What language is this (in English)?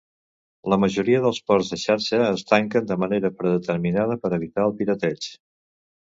Catalan